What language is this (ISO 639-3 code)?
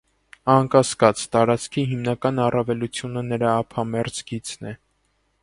hye